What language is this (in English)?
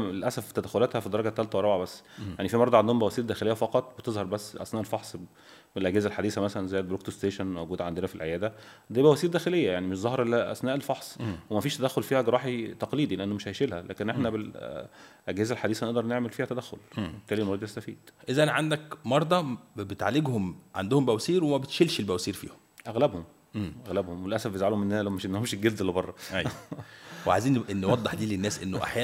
Arabic